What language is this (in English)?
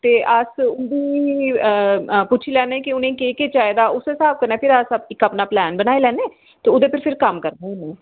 Dogri